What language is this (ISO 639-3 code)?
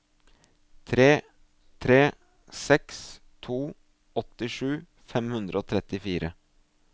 nor